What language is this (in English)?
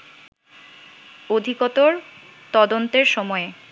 Bangla